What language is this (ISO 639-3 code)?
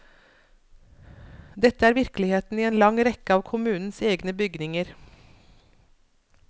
nor